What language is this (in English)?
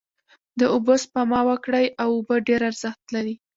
Pashto